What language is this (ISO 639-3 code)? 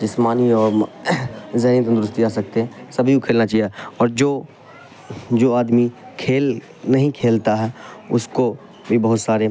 urd